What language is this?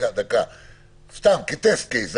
Hebrew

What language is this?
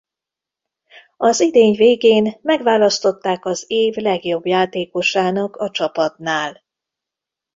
Hungarian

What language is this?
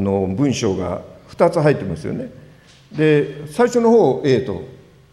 Japanese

